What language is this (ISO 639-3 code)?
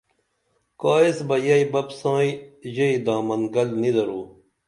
dml